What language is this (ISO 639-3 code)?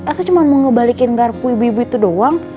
ind